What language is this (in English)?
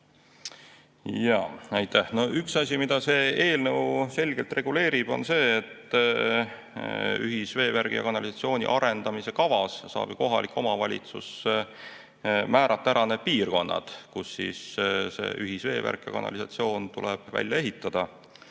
Estonian